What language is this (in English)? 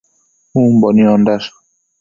Matsés